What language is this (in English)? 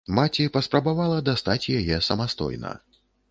Belarusian